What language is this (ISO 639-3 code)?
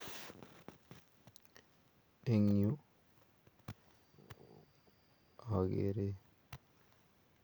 kln